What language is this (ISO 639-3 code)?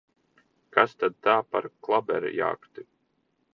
lav